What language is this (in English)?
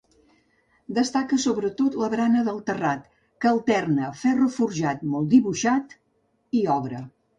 Catalan